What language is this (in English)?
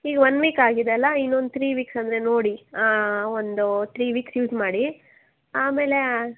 Kannada